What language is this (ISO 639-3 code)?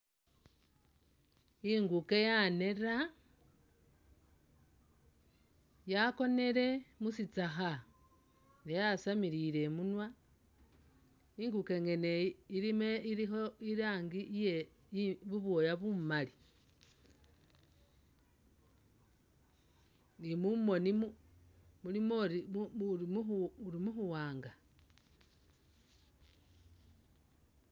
myx